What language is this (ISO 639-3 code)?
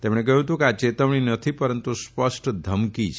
guj